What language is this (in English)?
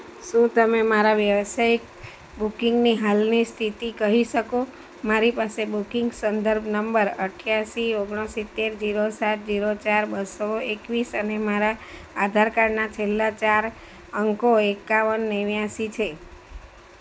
Gujarati